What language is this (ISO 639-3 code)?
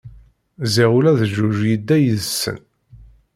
kab